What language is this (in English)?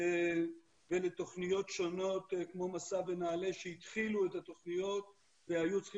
Hebrew